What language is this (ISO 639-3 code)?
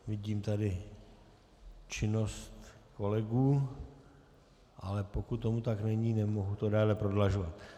ces